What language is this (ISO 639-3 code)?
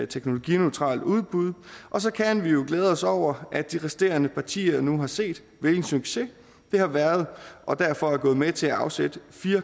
dan